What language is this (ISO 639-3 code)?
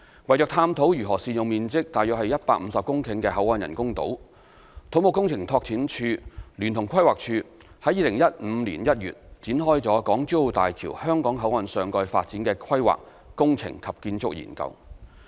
yue